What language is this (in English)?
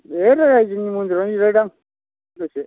Bodo